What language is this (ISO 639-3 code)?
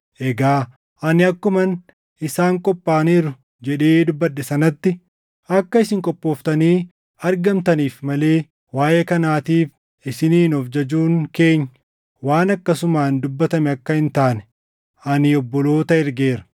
orm